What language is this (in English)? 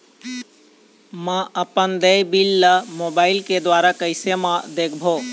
Chhattisgarhi